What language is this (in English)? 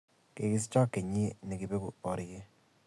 Kalenjin